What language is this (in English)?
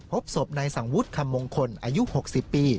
Thai